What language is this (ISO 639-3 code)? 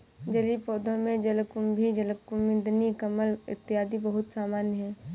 hin